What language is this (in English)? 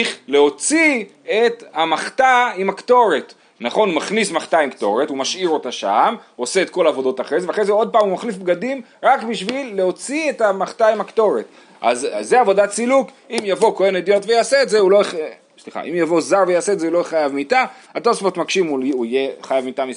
Hebrew